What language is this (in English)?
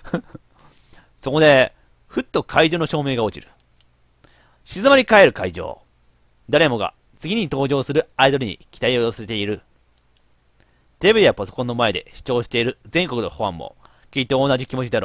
Japanese